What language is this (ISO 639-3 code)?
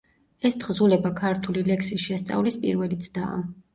kat